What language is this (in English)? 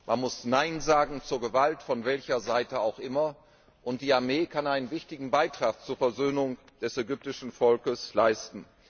German